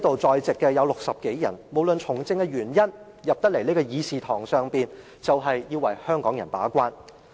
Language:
Cantonese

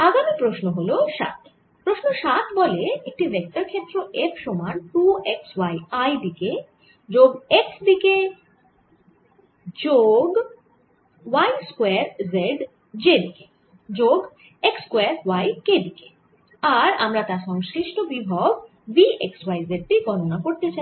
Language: Bangla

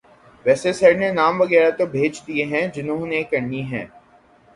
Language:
Urdu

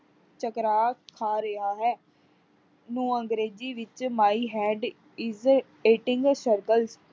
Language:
Punjabi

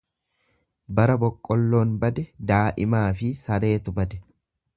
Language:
Oromo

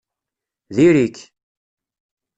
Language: Kabyle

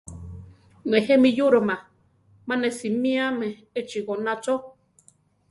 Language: Central Tarahumara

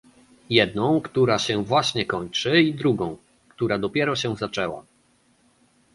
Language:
Polish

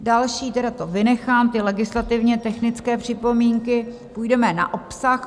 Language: Czech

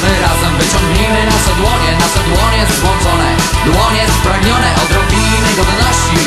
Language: Polish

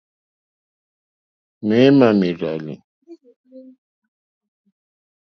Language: Mokpwe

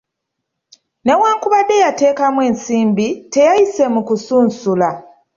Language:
Ganda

